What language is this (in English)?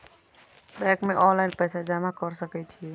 Maithili